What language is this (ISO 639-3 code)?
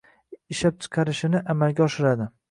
uzb